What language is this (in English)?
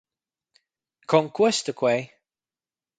Romansh